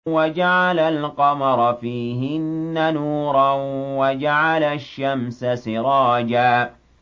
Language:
Arabic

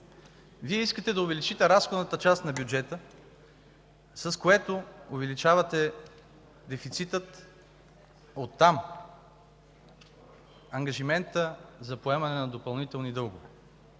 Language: Bulgarian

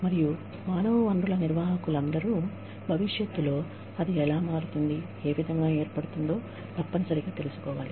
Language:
Telugu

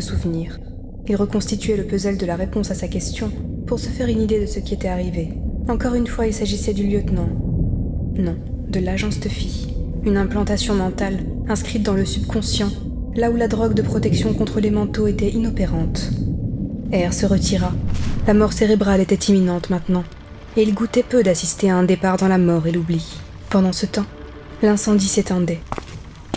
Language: French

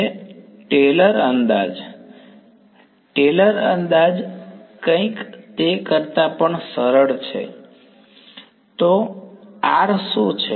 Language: Gujarati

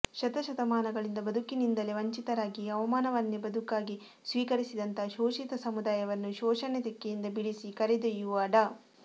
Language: Kannada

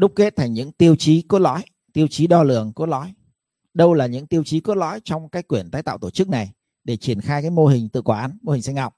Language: Vietnamese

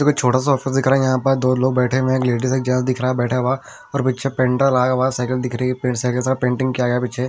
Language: Hindi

